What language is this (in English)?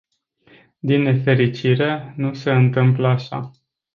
Romanian